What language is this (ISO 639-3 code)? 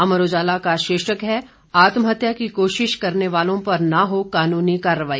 hin